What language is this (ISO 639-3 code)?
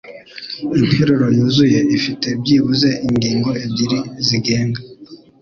kin